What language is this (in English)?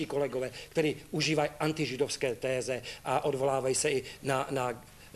Czech